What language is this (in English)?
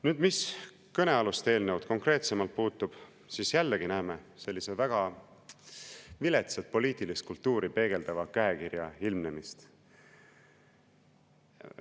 Estonian